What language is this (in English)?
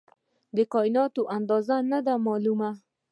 Pashto